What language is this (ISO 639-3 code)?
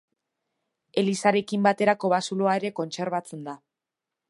eus